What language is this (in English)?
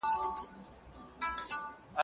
Pashto